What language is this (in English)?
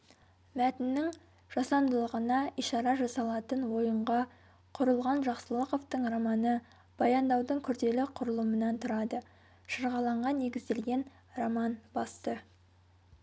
Kazakh